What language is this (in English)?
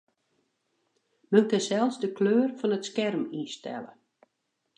Western Frisian